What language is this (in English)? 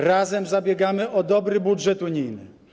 Polish